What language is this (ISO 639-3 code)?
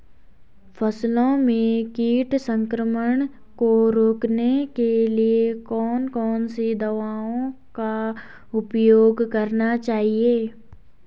hin